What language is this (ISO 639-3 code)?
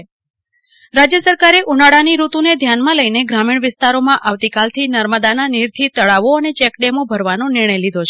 guj